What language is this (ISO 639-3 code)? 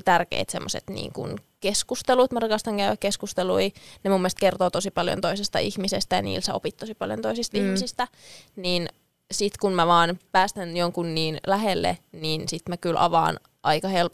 fin